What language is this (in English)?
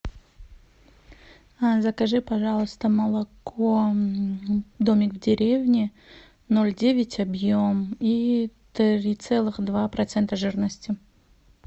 Russian